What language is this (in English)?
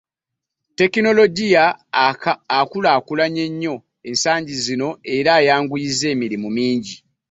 Ganda